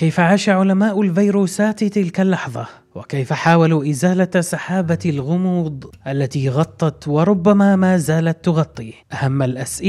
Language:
Arabic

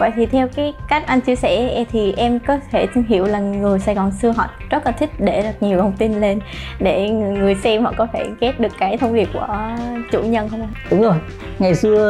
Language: Vietnamese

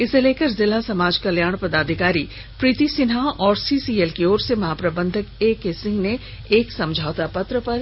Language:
Hindi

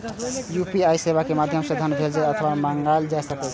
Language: Maithili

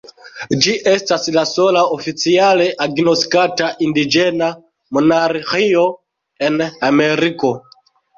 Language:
Esperanto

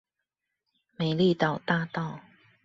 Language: Chinese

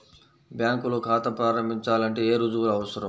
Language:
Telugu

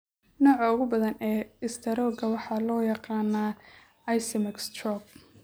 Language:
Somali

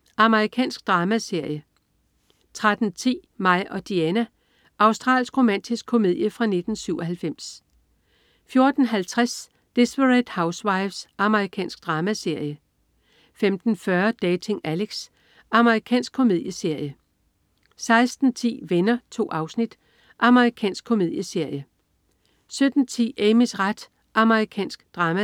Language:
Danish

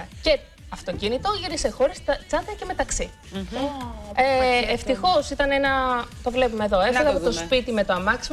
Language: Greek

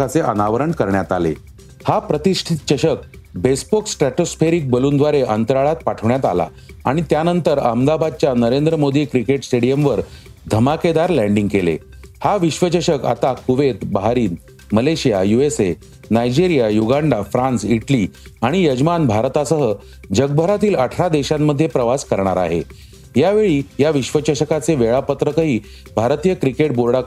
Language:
Marathi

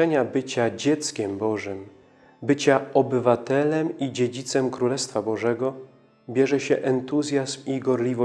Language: Polish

